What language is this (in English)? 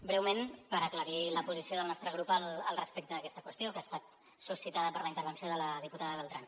Catalan